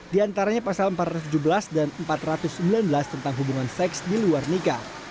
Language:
Indonesian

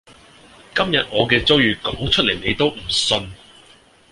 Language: Cantonese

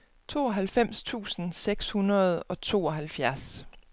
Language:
Danish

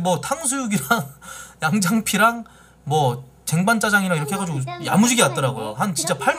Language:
Korean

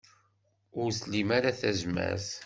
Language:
Kabyle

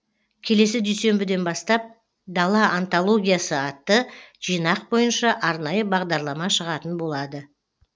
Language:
Kazakh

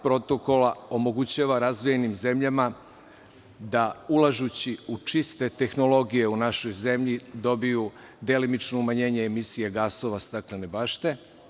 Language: Serbian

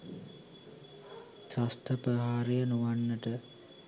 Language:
Sinhala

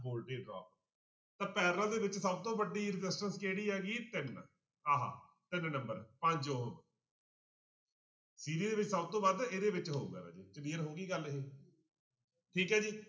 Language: Punjabi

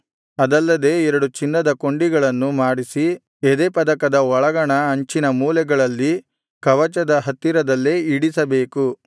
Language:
Kannada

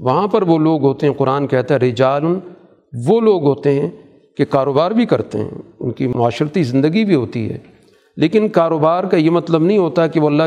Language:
Urdu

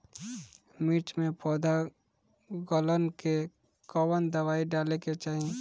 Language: Bhojpuri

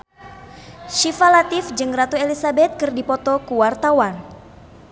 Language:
Sundanese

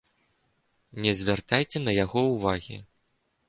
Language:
Belarusian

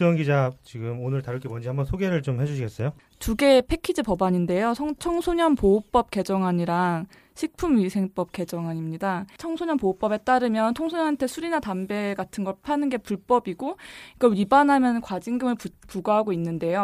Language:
Korean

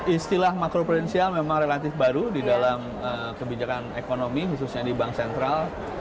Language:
Indonesian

